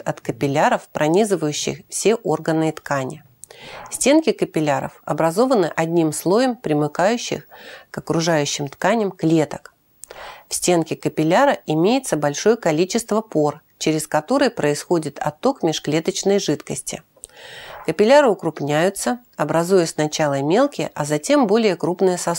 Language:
Russian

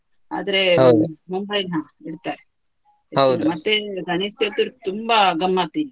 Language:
Kannada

